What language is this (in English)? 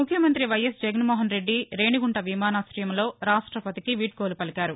Telugu